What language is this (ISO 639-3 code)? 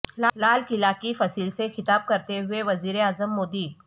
urd